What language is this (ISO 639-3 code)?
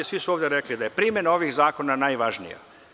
srp